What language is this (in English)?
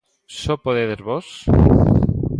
Galician